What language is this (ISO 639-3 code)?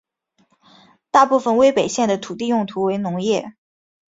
zho